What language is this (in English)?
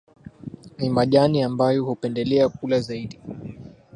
Swahili